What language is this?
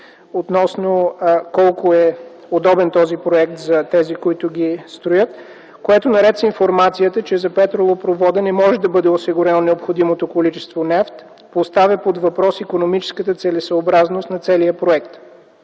Bulgarian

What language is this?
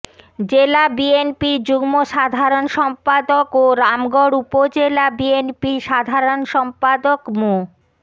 Bangla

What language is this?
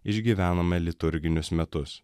Lithuanian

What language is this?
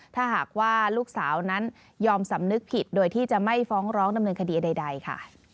Thai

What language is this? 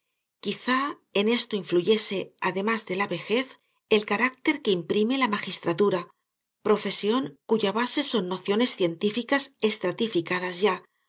Spanish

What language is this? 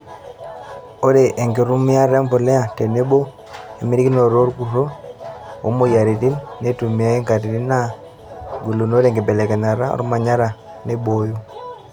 Masai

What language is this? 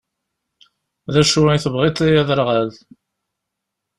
Kabyle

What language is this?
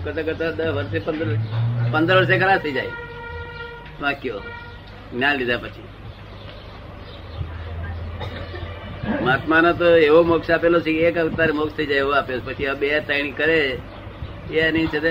Gujarati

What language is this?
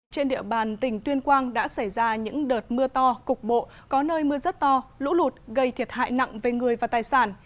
Vietnamese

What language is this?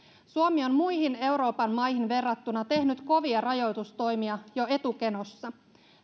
Finnish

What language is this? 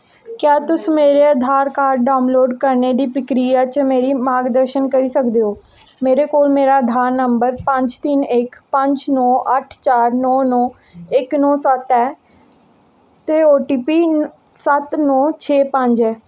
Dogri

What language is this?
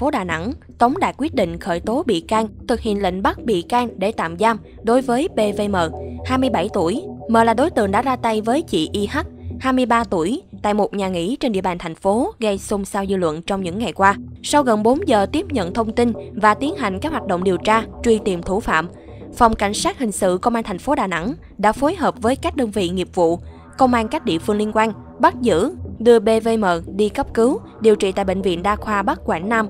Vietnamese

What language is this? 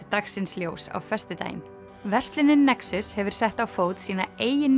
Icelandic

